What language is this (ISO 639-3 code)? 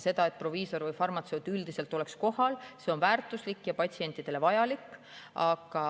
est